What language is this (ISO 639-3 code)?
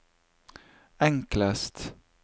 nor